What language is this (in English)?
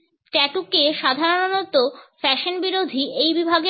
Bangla